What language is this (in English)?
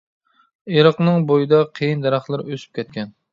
Uyghur